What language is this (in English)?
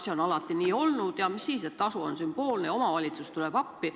Estonian